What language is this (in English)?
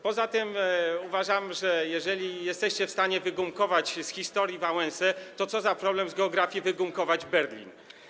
Polish